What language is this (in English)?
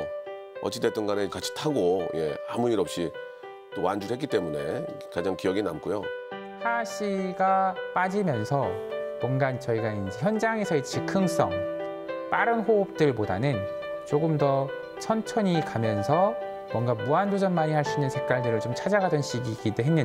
Korean